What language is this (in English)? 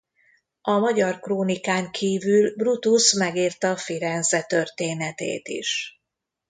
Hungarian